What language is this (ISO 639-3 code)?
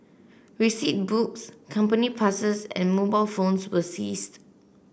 eng